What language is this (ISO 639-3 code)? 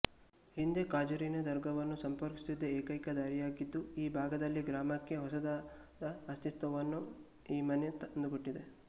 kan